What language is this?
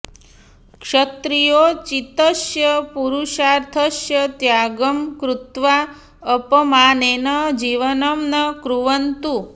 Sanskrit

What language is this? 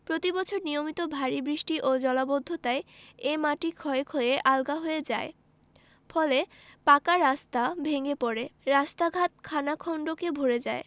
Bangla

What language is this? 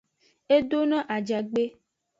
Aja (Benin)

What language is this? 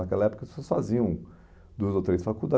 Portuguese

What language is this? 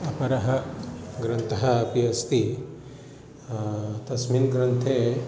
Sanskrit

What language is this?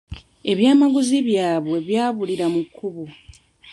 Ganda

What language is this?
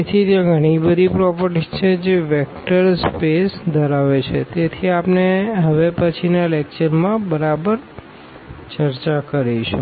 Gujarati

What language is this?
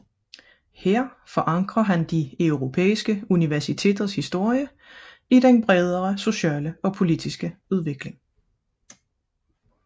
Danish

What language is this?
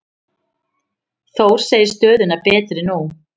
Icelandic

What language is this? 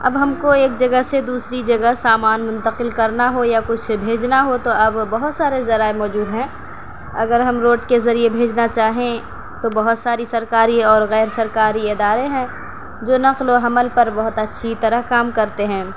Urdu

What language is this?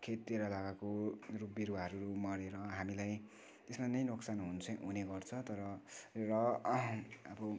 Nepali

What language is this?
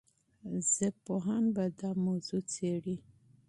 Pashto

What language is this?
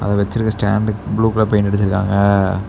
Tamil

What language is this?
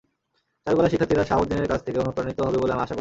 Bangla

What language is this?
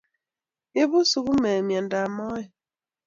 Kalenjin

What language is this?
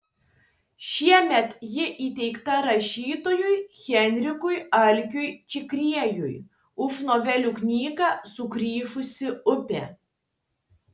Lithuanian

